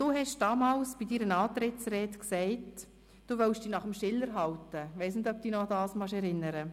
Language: Swiss German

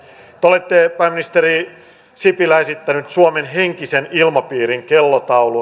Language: Finnish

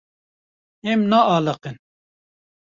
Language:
Kurdish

